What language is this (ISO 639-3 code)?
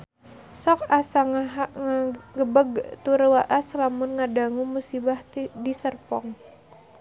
sun